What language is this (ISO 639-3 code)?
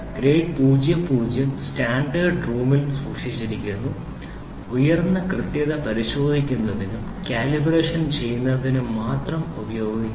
mal